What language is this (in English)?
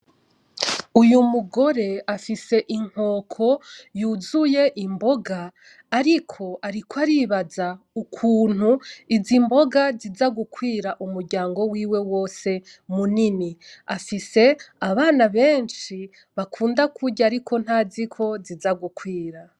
Rundi